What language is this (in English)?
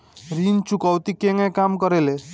Bhojpuri